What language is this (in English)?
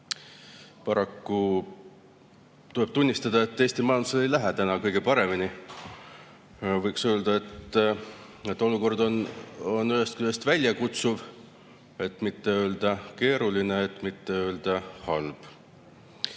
Estonian